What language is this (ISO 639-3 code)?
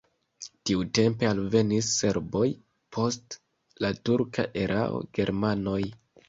epo